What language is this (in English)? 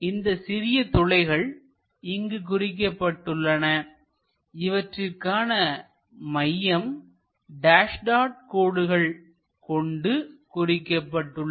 Tamil